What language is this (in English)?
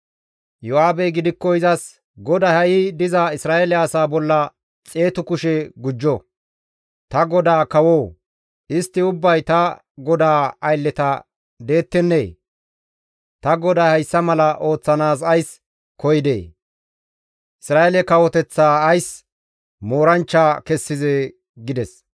Gamo